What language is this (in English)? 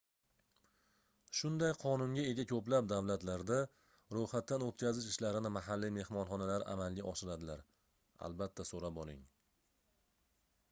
Uzbek